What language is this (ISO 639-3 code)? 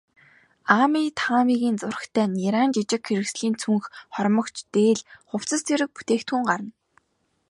mon